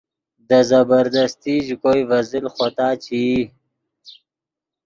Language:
Yidgha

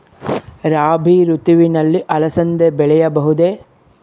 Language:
Kannada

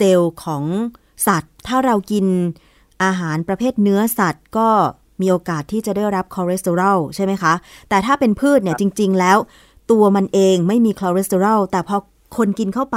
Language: Thai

